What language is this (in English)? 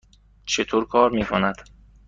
Persian